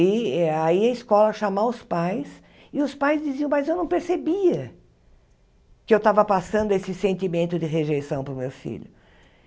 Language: Portuguese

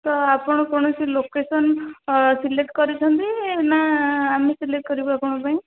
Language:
Odia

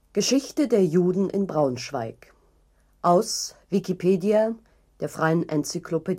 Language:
German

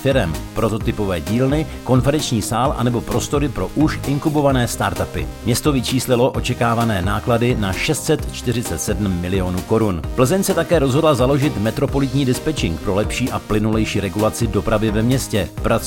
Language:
Czech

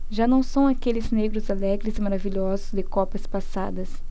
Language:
Portuguese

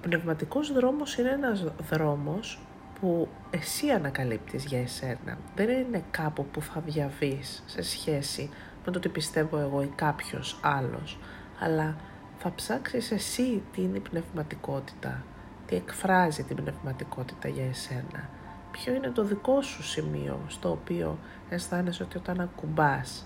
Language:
Greek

